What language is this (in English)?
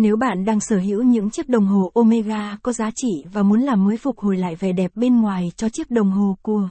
Vietnamese